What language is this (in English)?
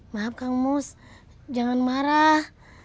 Indonesian